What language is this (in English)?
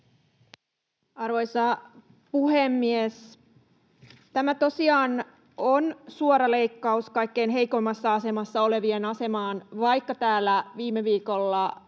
Finnish